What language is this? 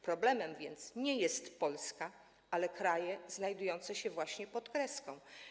Polish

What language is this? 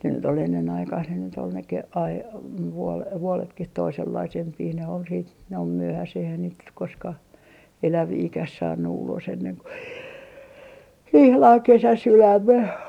Finnish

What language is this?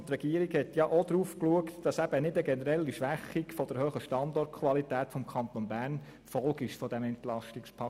Swiss German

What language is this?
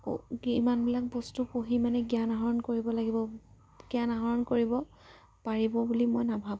Assamese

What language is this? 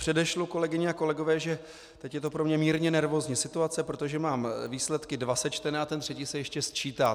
Czech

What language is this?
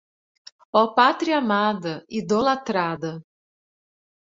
Portuguese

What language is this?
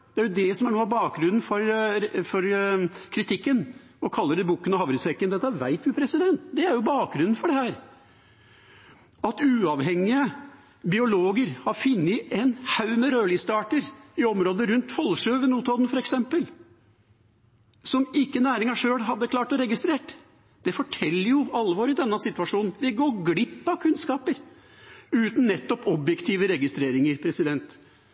Norwegian Bokmål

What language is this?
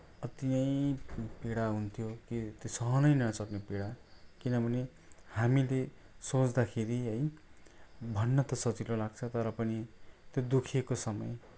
Nepali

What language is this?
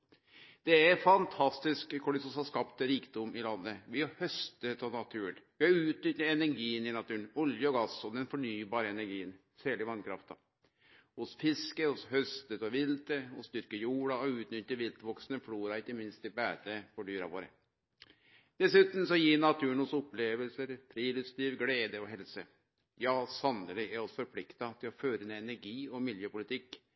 Norwegian Nynorsk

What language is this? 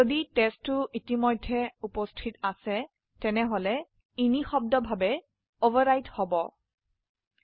Assamese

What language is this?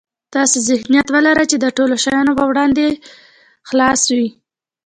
Pashto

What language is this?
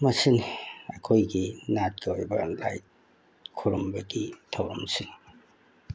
Manipuri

